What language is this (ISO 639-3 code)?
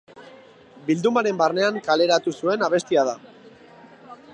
eus